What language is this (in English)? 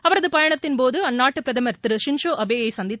Tamil